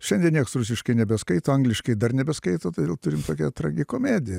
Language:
Lithuanian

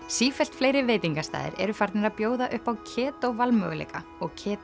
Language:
Icelandic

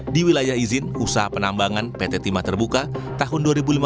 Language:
Indonesian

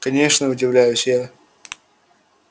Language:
Russian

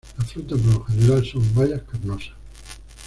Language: Spanish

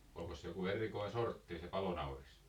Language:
Finnish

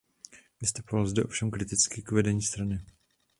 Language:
Czech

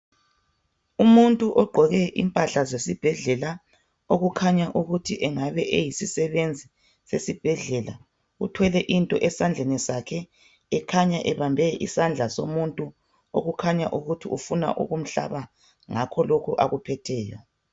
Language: North Ndebele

